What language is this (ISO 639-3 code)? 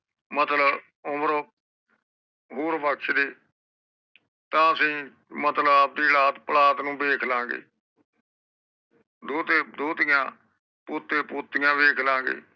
pan